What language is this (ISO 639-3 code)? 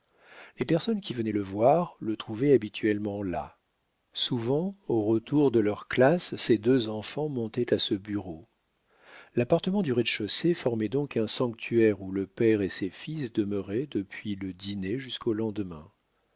fra